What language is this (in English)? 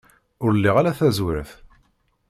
Kabyle